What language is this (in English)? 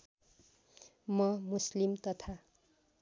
Nepali